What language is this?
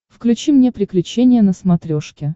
Russian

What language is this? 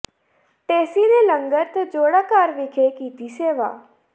Punjabi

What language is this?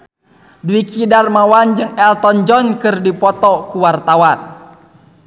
Sundanese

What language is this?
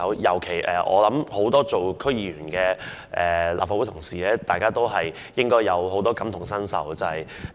Cantonese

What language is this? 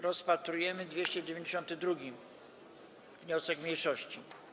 Polish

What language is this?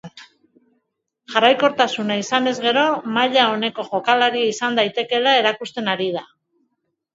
Basque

